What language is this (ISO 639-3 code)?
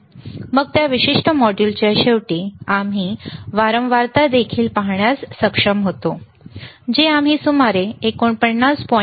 mar